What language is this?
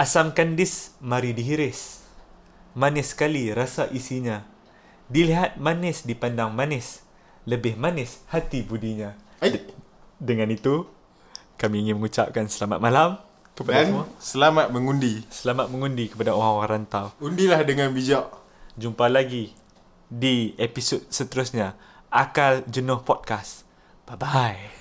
Malay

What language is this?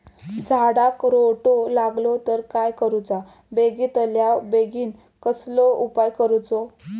Marathi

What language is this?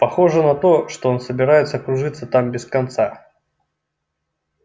Russian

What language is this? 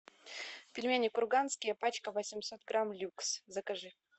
Russian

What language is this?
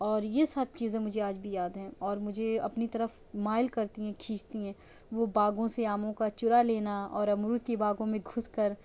Urdu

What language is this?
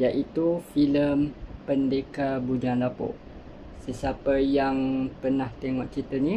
Malay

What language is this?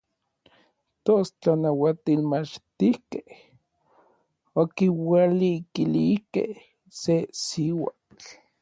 Orizaba Nahuatl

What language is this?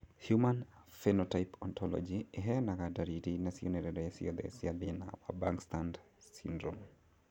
Kikuyu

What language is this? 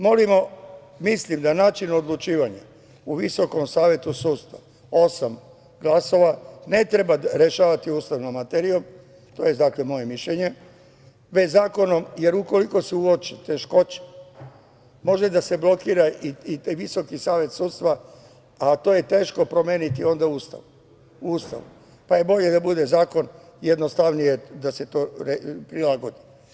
Serbian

